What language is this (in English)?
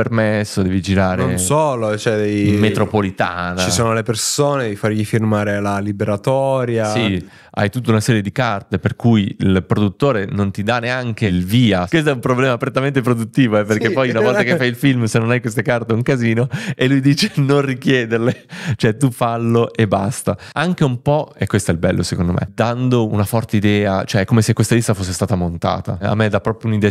Italian